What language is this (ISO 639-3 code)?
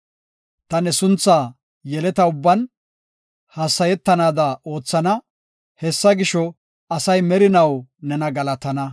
gof